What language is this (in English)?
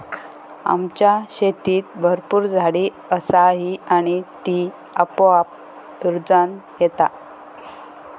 Marathi